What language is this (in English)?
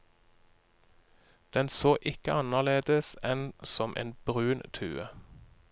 Norwegian